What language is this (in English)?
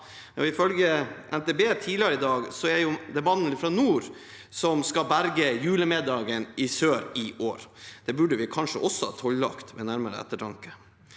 Norwegian